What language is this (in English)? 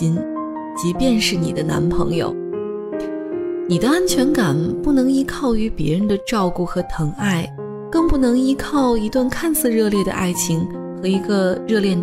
Chinese